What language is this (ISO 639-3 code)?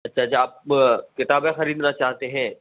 urd